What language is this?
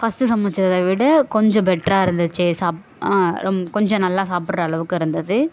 Tamil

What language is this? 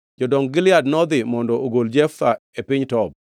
Luo (Kenya and Tanzania)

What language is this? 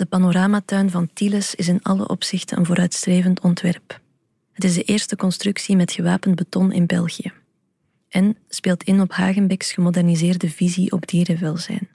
Dutch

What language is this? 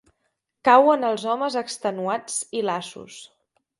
Catalan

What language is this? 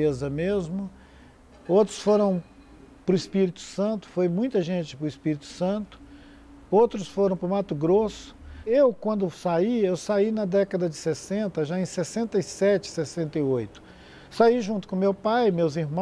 Portuguese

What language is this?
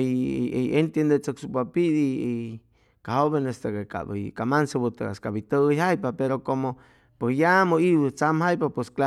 Chimalapa Zoque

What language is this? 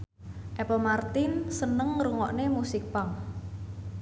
Javanese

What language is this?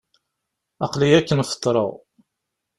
Kabyle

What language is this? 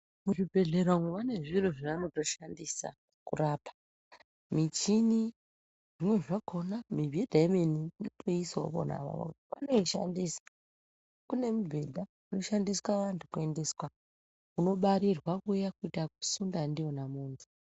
Ndau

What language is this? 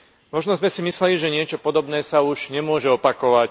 Slovak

